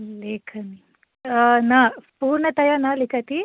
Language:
Sanskrit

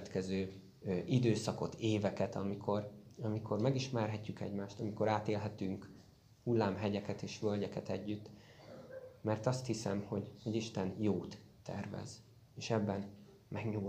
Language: Hungarian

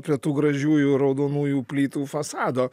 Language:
Lithuanian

